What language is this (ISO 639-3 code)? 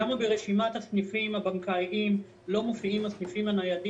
heb